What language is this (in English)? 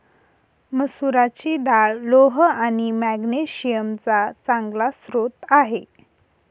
Marathi